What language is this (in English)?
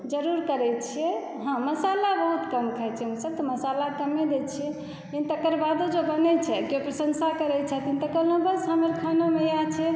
Maithili